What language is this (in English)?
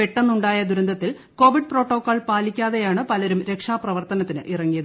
Malayalam